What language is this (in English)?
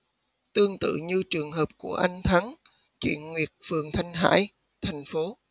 Vietnamese